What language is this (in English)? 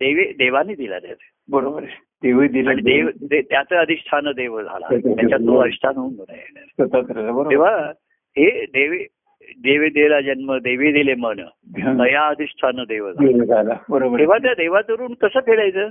Marathi